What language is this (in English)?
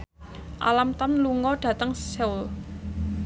Javanese